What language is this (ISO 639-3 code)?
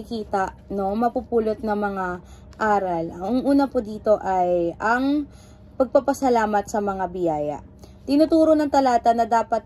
fil